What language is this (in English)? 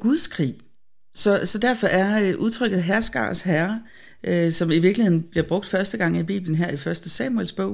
Danish